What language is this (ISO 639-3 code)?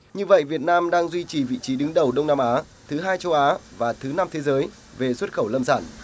vie